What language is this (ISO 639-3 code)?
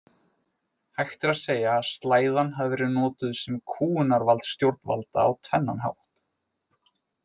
isl